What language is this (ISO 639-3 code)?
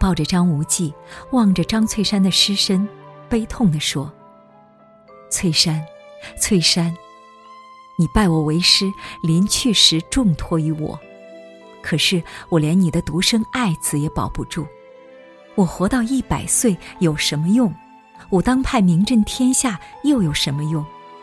zho